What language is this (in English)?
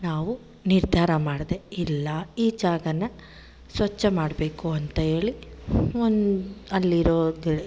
Kannada